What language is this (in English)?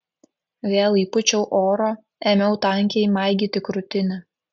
Lithuanian